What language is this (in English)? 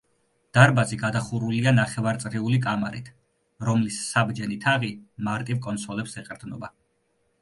Georgian